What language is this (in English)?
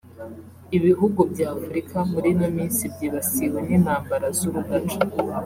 Kinyarwanda